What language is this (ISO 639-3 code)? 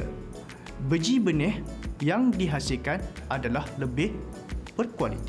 msa